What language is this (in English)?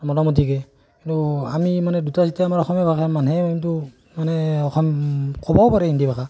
Assamese